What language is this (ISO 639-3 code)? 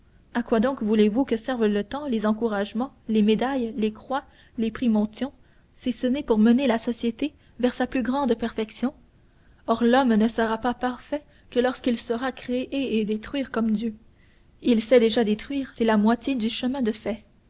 fra